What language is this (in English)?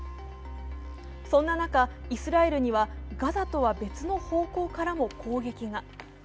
Japanese